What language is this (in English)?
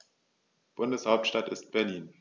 German